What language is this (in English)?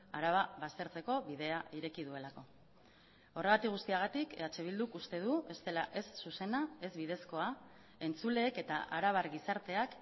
Basque